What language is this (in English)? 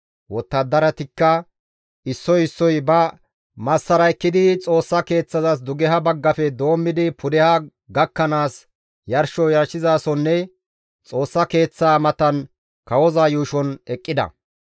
Gamo